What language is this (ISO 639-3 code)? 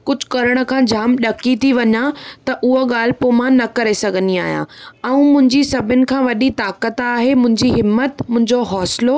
snd